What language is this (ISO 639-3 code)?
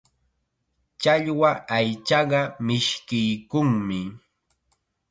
qxa